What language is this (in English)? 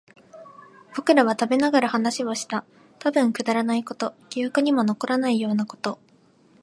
Japanese